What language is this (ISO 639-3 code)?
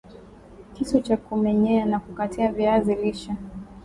swa